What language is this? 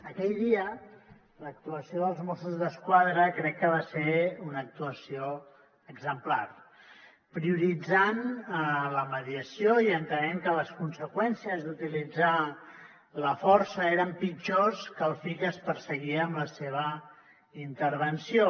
Catalan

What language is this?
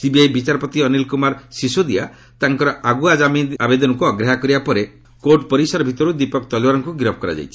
Odia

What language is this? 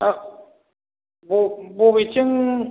Bodo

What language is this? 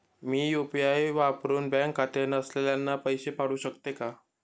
Marathi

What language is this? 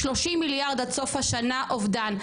Hebrew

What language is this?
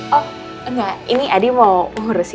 Indonesian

